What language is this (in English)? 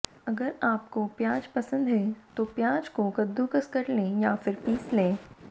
Hindi